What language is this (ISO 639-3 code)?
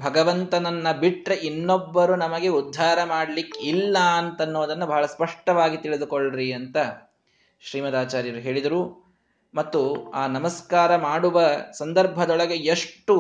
kan